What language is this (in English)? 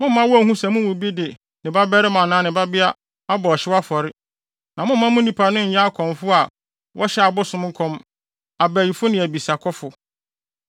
Akan